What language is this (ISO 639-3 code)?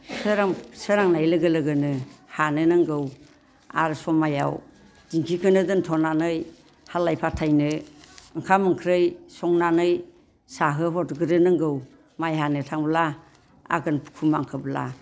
brx